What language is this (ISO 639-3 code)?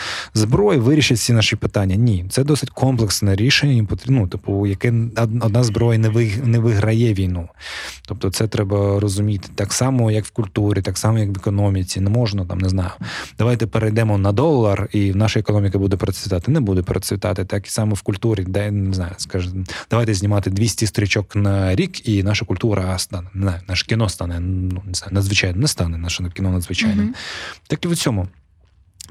ukr